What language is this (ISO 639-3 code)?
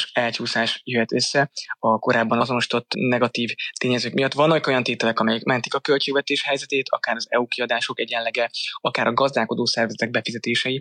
hun